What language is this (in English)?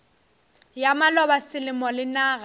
Northern Sotho